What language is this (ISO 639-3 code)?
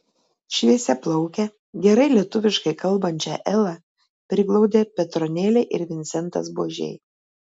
lit